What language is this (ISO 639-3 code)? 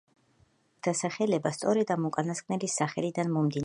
kat